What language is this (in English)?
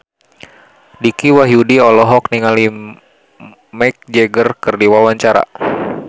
Sundanese